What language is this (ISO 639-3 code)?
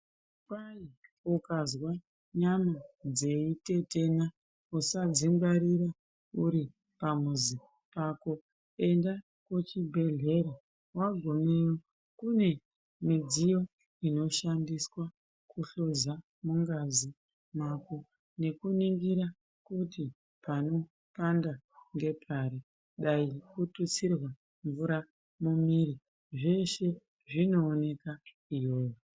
ndc